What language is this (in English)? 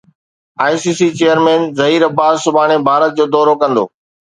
Sindhi